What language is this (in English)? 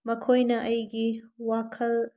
Manipuri